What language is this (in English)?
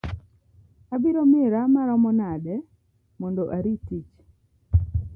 Luo (Kenya and Tanzania)